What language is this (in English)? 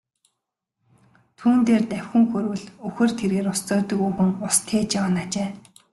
Mongolian